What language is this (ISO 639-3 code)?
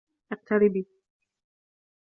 ara